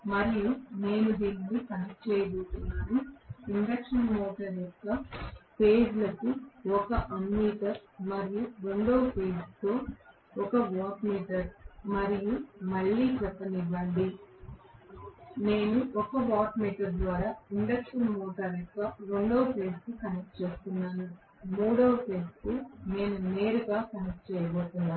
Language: Telugu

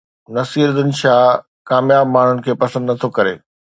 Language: Sindhi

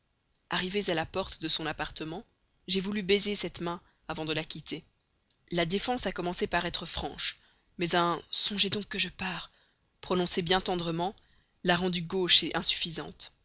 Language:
French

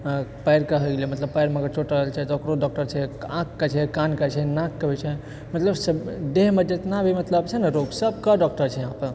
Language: Maithili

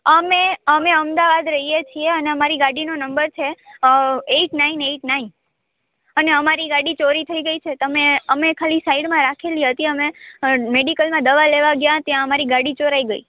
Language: Gujarati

